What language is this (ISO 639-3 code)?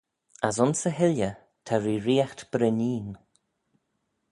glv